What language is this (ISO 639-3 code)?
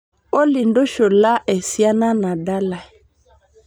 mas